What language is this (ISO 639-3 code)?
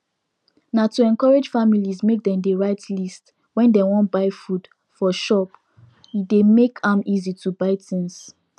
pcm